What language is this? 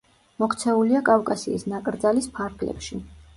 Georgian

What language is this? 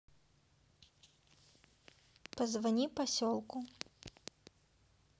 Russian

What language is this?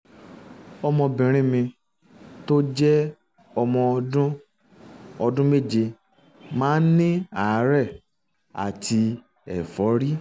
Yoruba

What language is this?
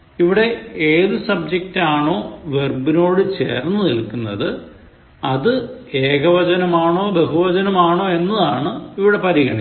Malayalam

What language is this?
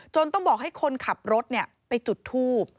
Thai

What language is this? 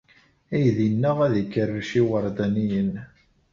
Kabyle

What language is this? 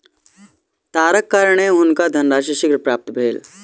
Maithili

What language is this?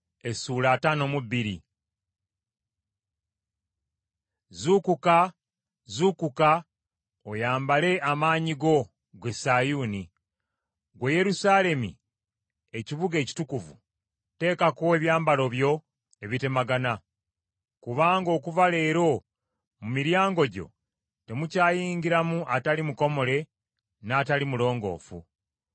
Ganda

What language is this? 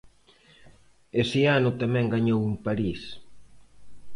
Galician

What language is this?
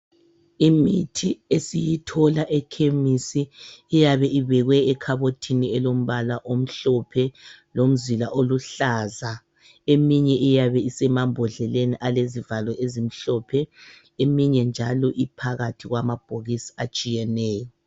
North Ndebele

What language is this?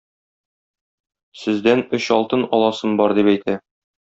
Tatar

